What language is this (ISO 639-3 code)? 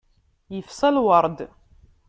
kab